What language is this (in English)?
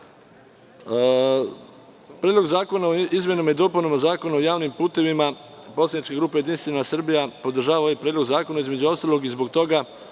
Serbian